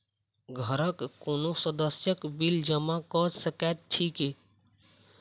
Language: Maithili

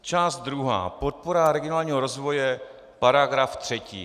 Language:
Czech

